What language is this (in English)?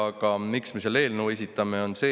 Estonian